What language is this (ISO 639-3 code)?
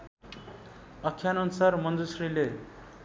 nep